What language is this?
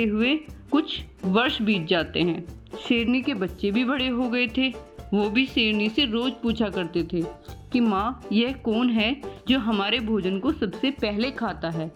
Hindi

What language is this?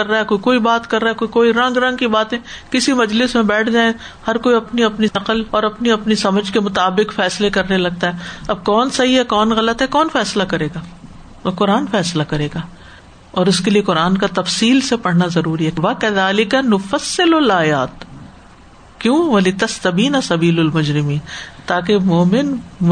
Urdu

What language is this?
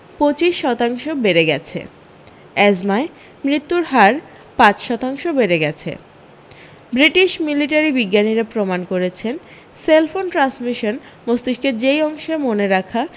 Bangla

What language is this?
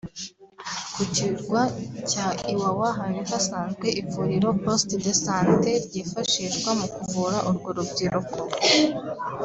Kinyarwanda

